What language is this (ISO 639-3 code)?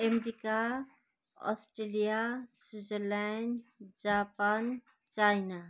nep